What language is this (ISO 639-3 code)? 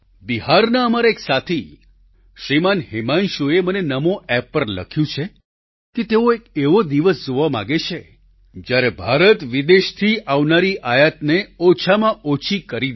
guj